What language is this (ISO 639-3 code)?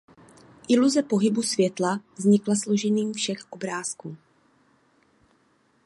ces